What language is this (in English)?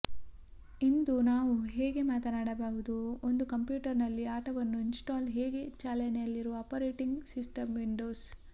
Kannada